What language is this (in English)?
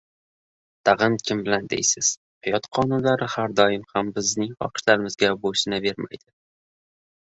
Uzbek